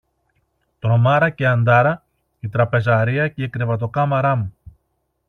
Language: Greek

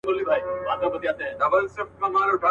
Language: Pashto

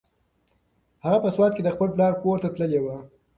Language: Pashto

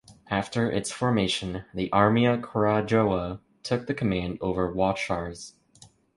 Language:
English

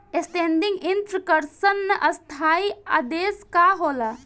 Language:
Bhojpuri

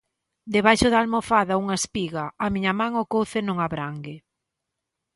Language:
Galician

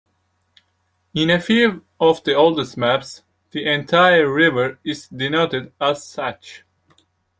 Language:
English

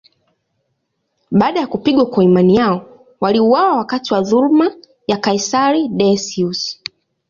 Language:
Swahili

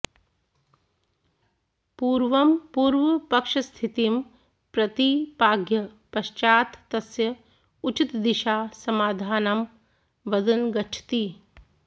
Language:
Sanskrit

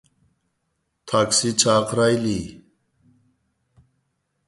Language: Uyghur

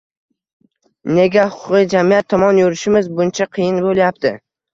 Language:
Uzbek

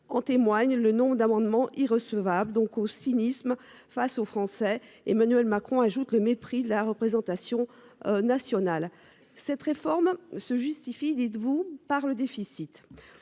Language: French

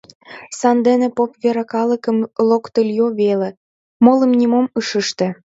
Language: Mari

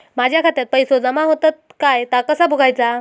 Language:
Marathi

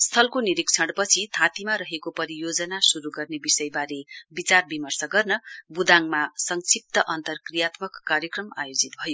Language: Nepali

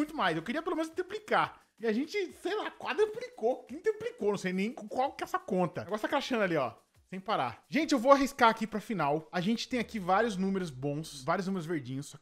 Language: Portuguese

